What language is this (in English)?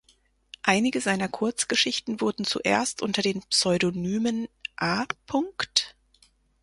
German